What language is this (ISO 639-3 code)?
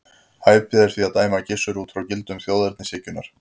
isl